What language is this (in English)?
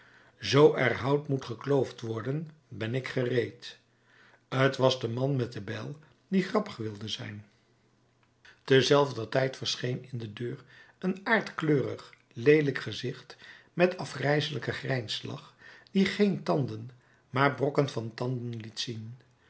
Dutch